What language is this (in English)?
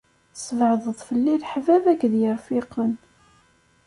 Kabyle